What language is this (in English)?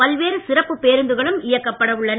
Tamil